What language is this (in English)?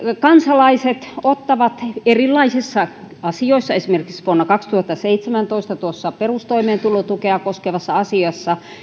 Finnish